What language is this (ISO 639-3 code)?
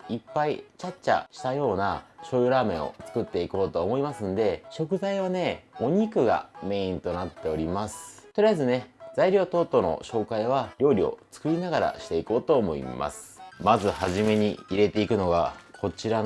jpn